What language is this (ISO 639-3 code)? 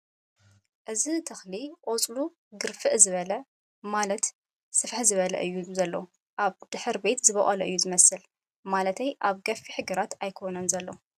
tir